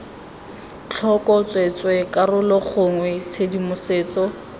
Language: Tswana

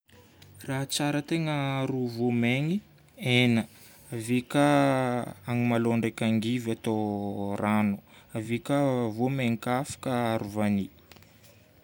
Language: Northern Betsimisaraka Malagasy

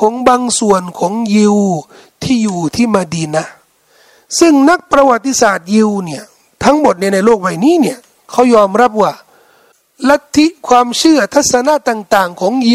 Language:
Thai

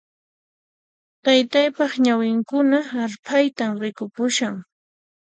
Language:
Puno Quechua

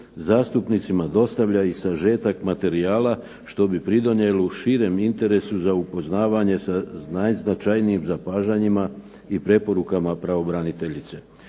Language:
Croatian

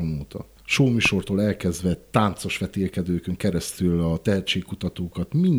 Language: Hungarian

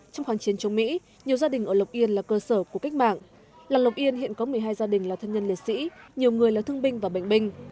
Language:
Vietnamese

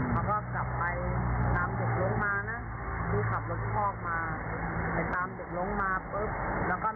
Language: Thai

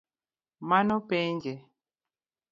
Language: Luo (Kenya and Tanzania)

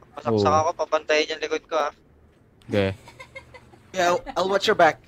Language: Filipino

